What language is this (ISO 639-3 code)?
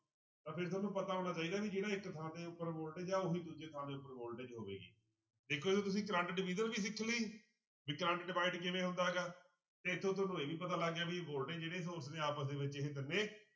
pan